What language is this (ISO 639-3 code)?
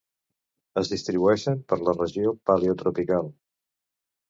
cat